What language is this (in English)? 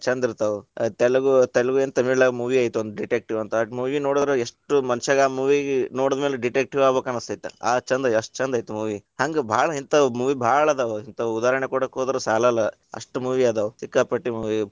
Kannada